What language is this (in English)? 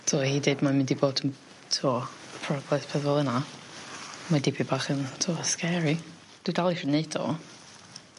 Welsh